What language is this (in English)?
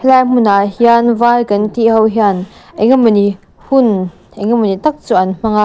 Mizo